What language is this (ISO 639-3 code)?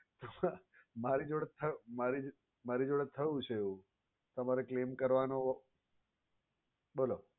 guj